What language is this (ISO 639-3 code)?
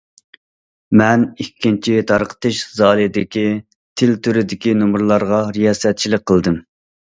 uig